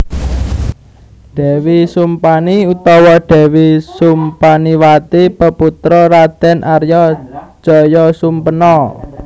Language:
Javanese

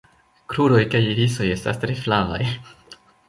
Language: Esperanto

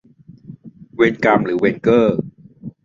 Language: Thai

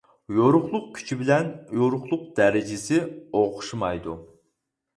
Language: Uyghur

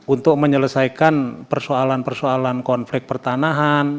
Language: Indonesian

